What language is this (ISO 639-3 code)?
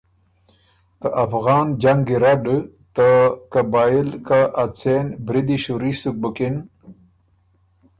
oru